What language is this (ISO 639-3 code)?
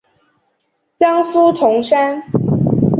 zho